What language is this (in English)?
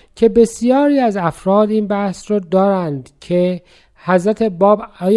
Persian